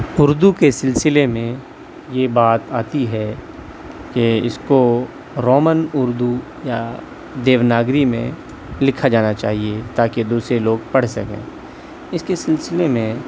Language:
Urdu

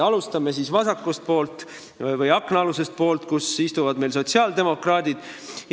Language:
Estonian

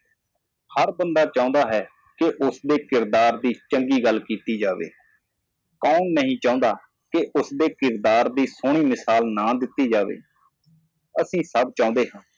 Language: Punjabi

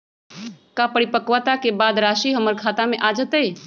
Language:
Magahi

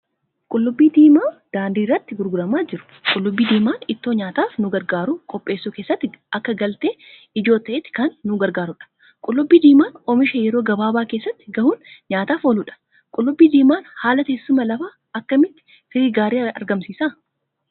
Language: Oromo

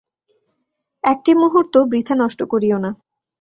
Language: Bangla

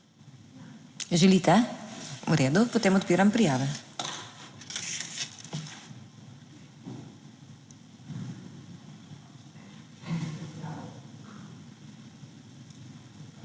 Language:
Slovenian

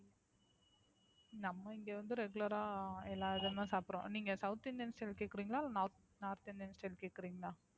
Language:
Tamil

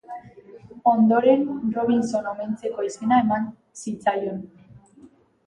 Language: Basque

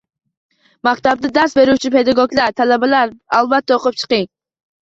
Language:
Uzbek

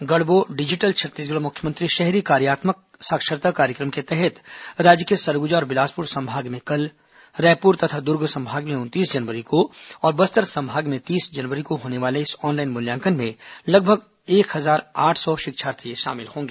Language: Hindi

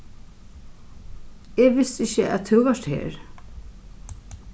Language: Faroese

